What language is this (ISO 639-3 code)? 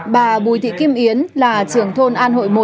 vie